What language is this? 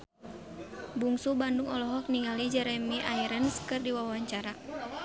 Sundanese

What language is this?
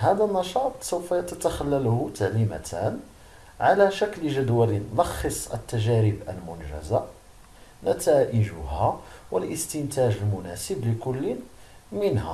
Arabic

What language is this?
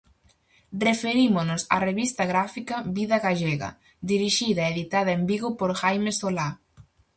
Galician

